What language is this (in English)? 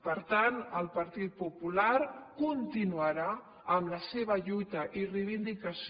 Catalan